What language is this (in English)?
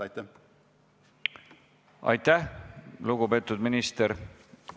Estonian